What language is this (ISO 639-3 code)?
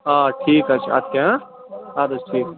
kas